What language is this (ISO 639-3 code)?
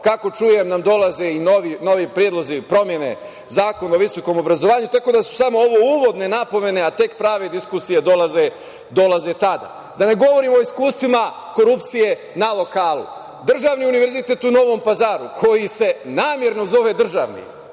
srp